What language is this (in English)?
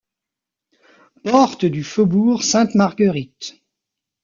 French